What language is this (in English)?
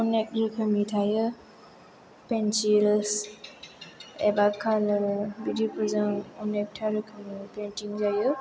Bodo